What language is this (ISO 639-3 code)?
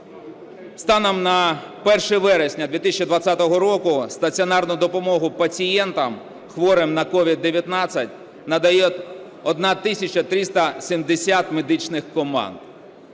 ukr